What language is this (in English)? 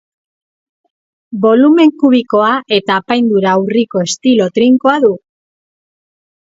Basque